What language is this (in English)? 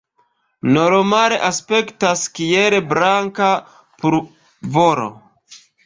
Esperanto